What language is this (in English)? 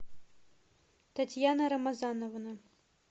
Russian